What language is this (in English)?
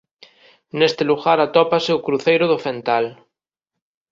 Galician